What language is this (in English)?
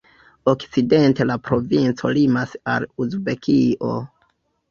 Esperanto